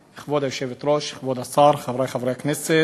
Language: Hebrew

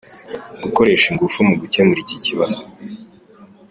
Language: Kinyarwanda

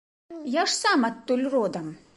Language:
Belarusian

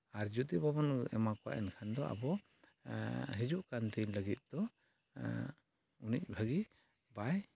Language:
Santali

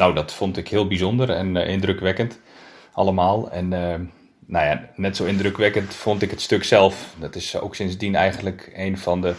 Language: Dutch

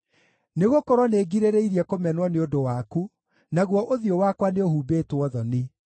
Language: Kikuyu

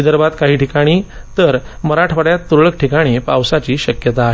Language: Marathi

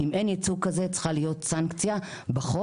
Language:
Hebrew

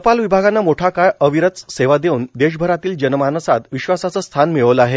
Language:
Marathi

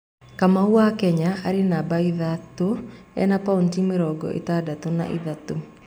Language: Kikuyu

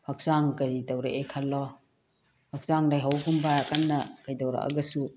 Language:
Manipuri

